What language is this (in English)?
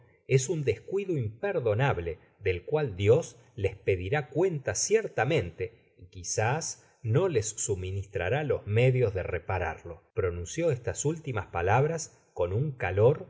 Spanish